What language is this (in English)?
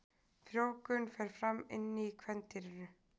Icelandic